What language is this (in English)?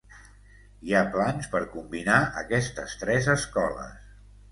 Catalan